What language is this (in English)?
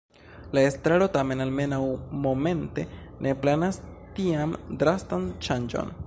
Esperanto